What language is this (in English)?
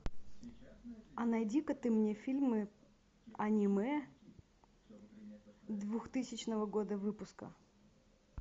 Russian